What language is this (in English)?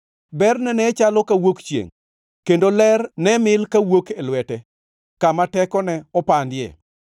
Luo (Kenya and Tanzania)